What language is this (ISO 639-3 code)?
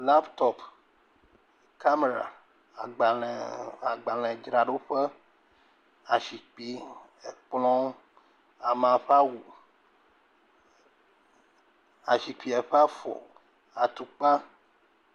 ewe